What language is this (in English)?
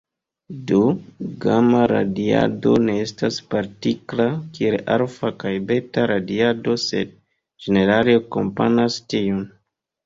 Esperanto